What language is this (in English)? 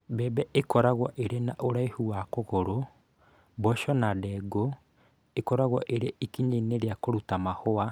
Kikuyu